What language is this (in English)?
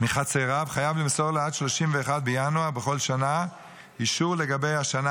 Hebrew